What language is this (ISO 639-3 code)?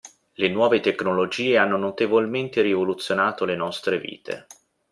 ita